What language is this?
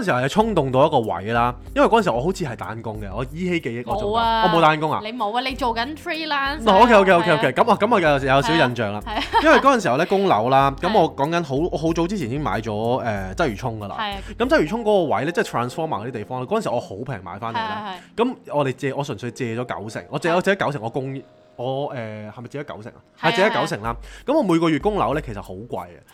Chinese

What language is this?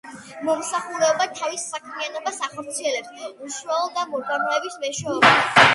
Georgian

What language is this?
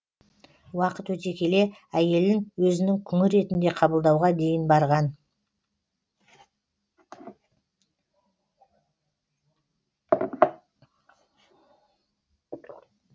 Kazakh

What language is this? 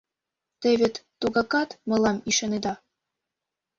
Mari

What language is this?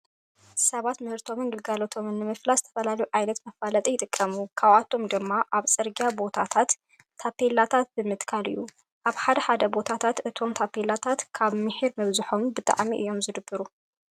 Tigrinya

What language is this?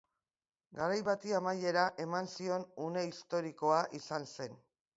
Basque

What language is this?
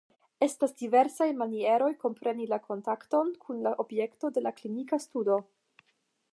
Esperanto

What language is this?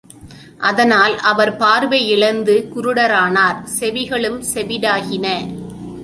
Tamil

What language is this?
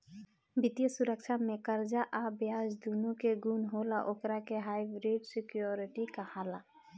Bhojpuri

